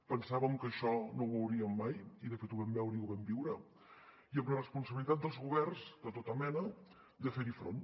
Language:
Catalan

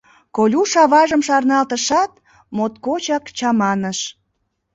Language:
Mari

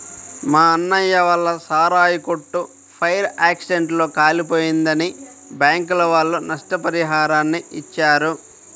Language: Telugu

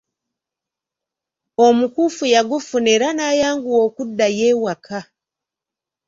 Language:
Ganda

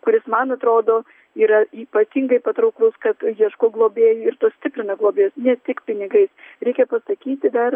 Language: Lithuanian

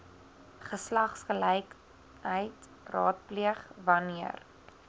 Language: Afrikaans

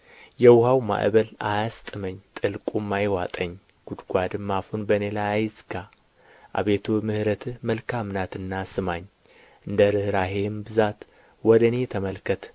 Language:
Amharic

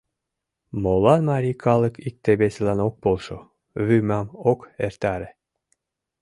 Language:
Mari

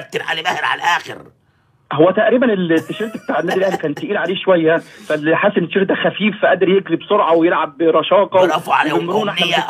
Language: Arabic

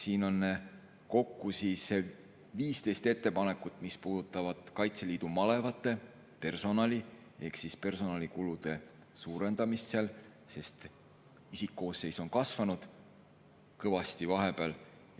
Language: Estonian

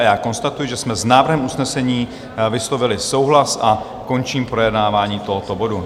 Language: Czech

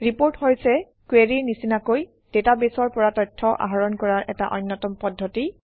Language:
Assamese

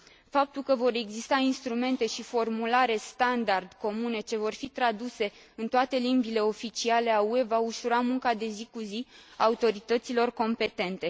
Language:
Romanian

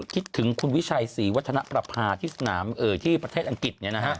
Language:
Thai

